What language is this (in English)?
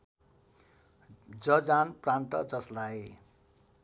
Nepali